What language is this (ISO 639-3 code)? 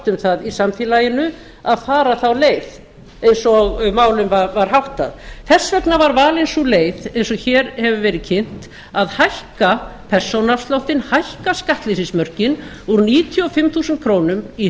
isl